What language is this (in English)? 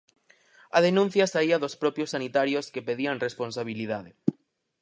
Galician